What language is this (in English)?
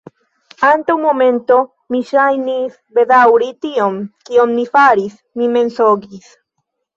Esperanto